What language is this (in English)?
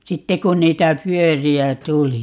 Finnish